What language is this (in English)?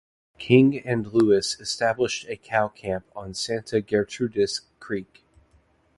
English